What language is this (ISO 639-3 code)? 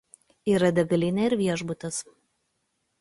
lit